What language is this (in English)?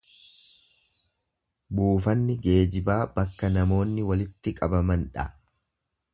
Oromo